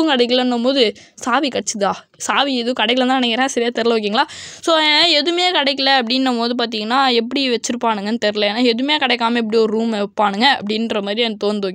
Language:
Romanian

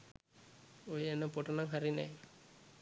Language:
Sinhala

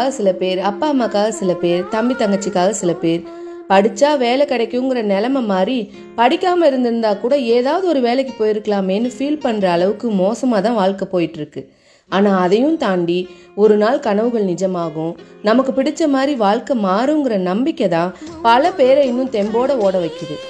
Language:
Tamil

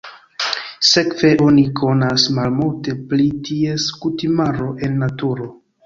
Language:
Esperanto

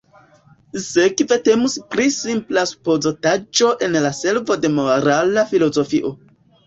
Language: Esperanto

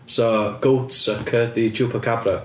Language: Welsh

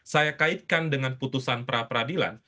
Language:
Indonesian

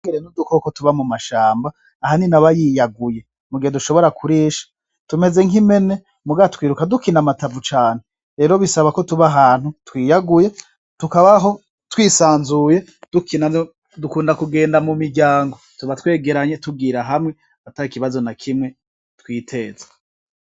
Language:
Rundi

